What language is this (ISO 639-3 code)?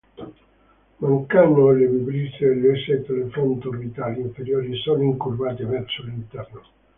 ita